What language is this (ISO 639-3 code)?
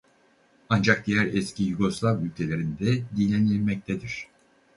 tur